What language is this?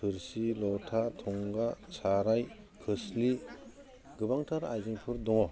Bodo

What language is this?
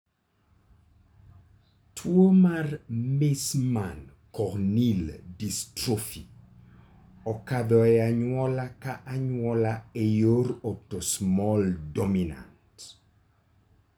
Luo (Kenya and Tanzania)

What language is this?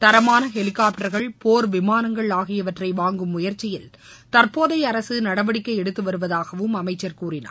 Tamil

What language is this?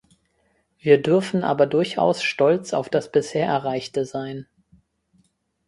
German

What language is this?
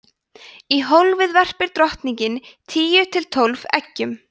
Icelandic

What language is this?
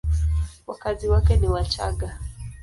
Swahili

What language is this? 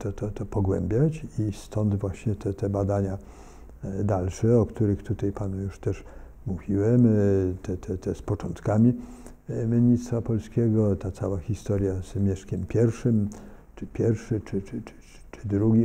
Polish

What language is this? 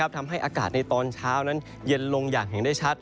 Thai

